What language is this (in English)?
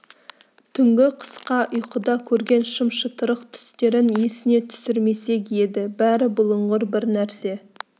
Kazakh